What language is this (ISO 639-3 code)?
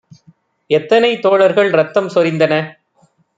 tam